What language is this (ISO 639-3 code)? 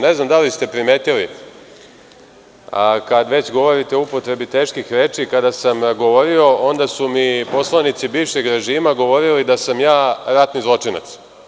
srp